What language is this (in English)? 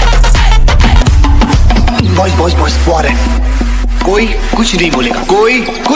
Hindi